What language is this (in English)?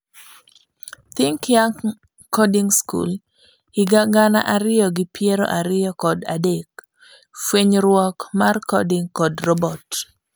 Luo (Kenya and Tanzania)